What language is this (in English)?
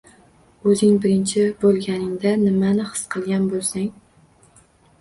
Uzbek